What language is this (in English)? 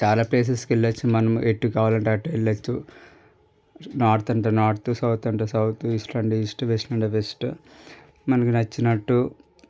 Telugu